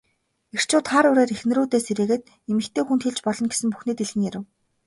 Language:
Mongolian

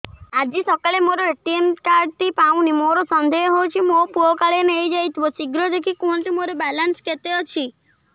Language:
Odia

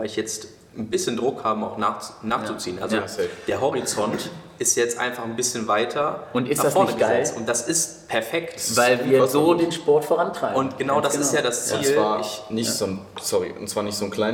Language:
German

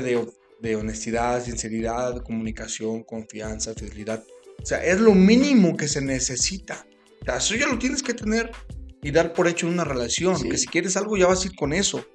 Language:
Spanish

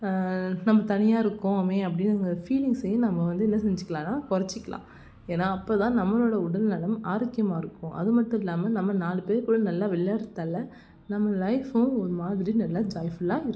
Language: Tamil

